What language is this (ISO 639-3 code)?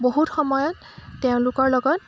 asm